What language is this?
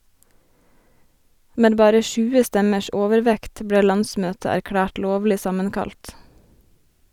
Norwegian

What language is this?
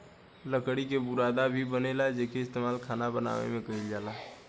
Bhojpuri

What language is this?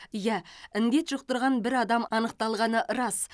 Kazakh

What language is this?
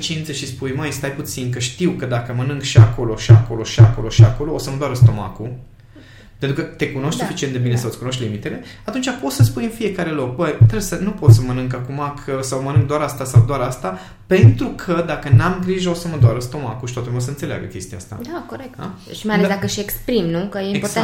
Romanian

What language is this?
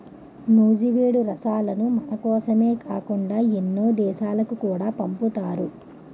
Telugu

